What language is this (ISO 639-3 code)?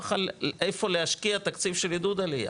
heb